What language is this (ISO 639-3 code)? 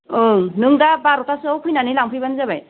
brx